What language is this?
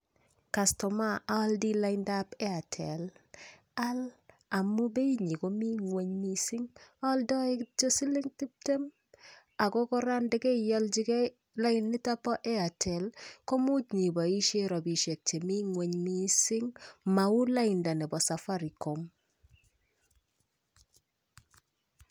Kalenjin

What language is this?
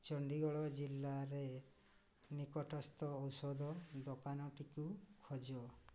Odia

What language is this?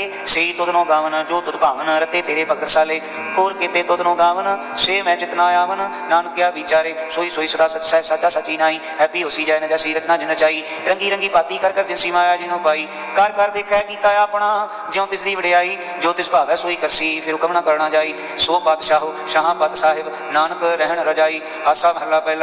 Punjabi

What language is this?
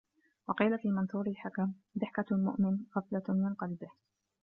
Arabic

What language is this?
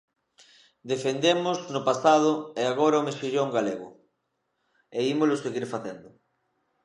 Galician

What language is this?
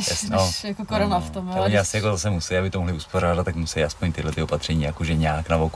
Czech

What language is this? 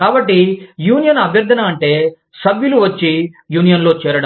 Telugu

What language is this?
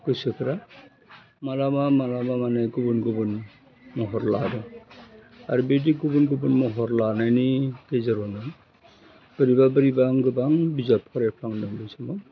Bodo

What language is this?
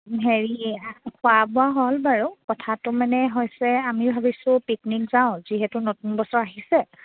Assamese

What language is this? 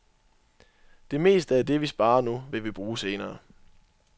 Danish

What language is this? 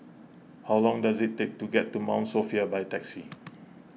English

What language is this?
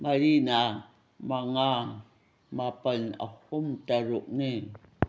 Manipuri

